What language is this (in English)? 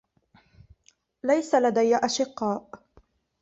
Arabic